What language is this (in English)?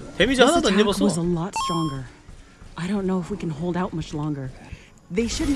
Korean